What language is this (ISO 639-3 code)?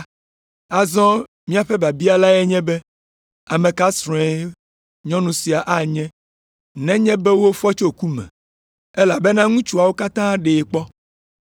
ewe